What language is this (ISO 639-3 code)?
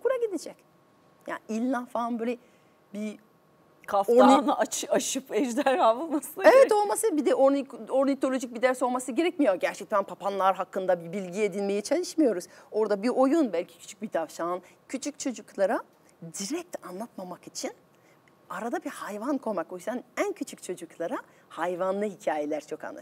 tur